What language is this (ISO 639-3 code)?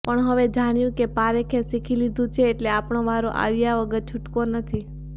guj